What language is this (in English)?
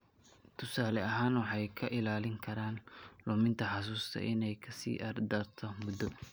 Somali